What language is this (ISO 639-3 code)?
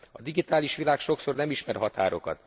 hun